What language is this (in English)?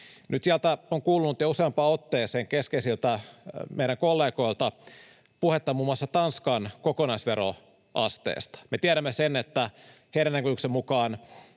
Finnish